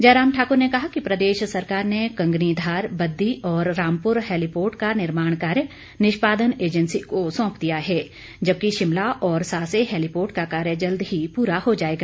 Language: Hindi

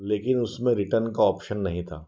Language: Hindi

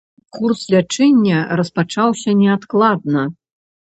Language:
Belarusian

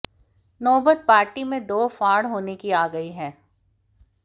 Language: Hindi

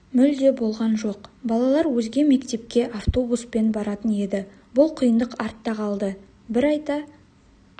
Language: Kazakh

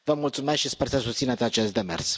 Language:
Romanian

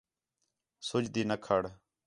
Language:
Khetrani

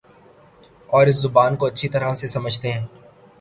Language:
Urdu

